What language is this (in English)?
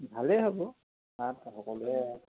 Assamese